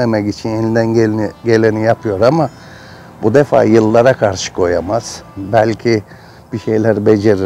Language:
Turkish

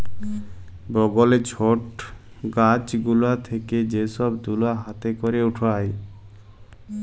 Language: Bangla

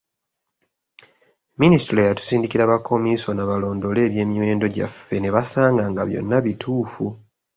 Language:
Ganda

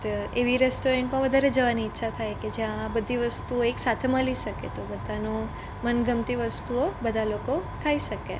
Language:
Gujarati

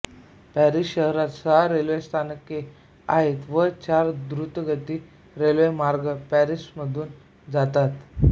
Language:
Marathi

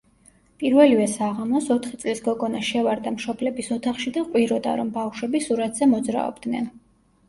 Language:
Georgian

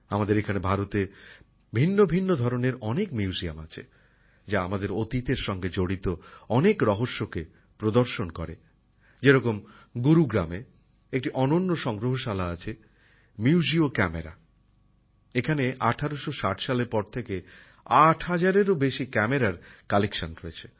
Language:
Bangla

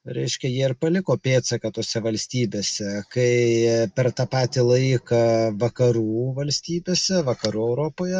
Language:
Lithuanian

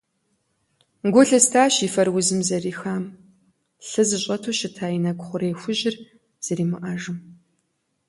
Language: Kabardian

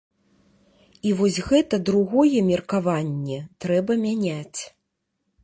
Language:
Belarusian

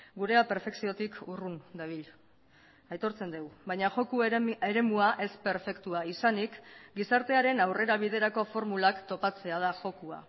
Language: Basque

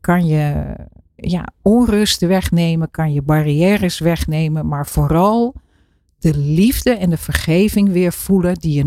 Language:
Dutch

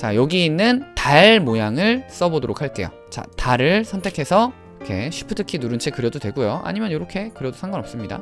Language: Korean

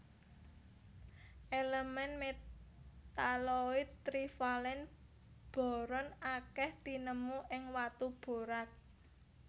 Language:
Javanese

